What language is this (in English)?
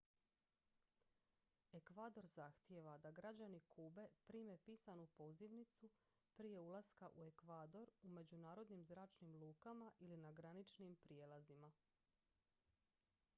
Croatian